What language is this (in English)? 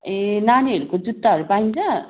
Nepali